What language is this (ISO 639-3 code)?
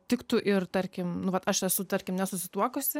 lit